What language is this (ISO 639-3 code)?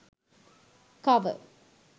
sin